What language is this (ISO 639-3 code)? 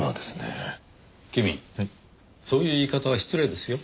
jpn